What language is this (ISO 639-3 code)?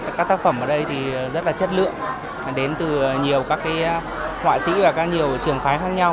vie